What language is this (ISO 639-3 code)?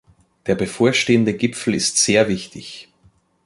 deu